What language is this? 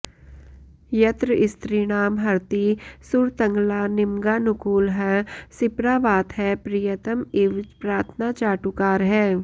Sanskrit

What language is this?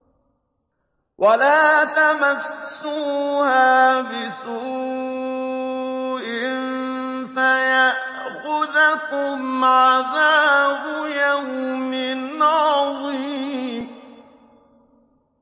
Arabic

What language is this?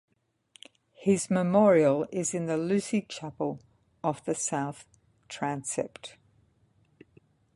English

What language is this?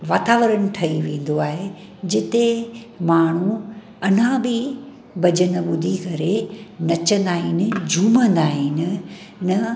Sindhi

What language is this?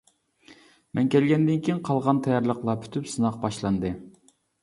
Uyghur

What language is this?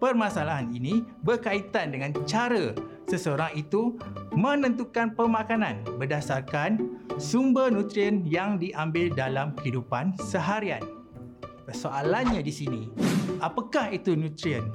Malay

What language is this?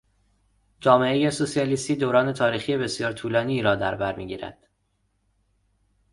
Persian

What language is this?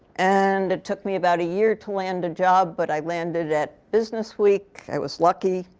English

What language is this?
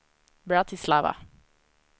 Swedish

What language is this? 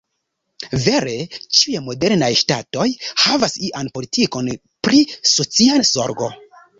Esperanto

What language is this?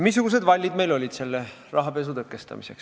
Estonian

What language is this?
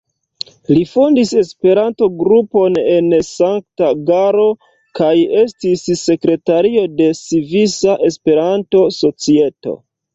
Esperanto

